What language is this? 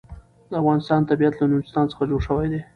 Pashto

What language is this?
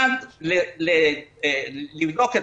Hebrew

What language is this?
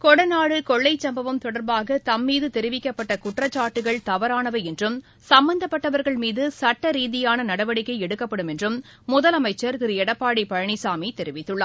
Tamil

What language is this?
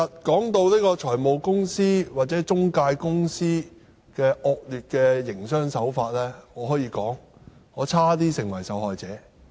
Cantonese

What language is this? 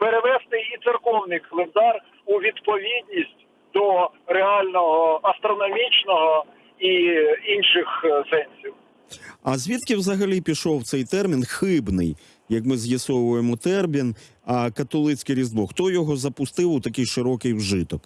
Ukrainian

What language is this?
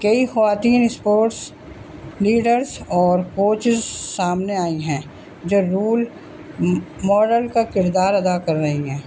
Urdu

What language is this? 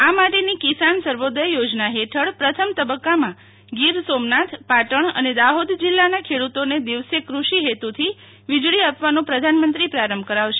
Gujarati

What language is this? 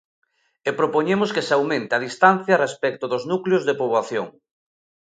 Galician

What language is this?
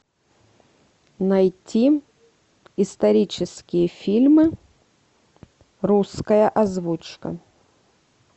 Russian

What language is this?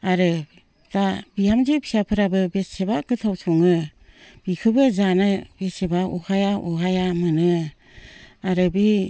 Bodo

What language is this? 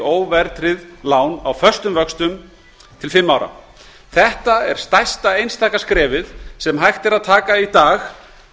Icelandic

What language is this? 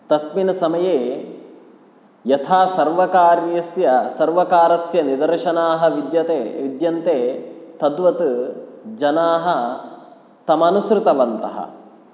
Sanskrit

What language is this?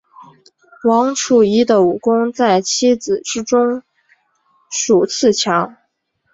Chinese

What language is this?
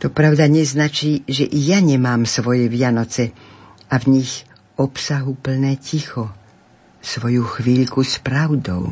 Slovak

